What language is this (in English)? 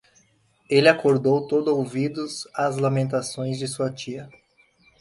Portuguese